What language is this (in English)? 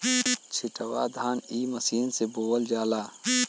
Bhojpuri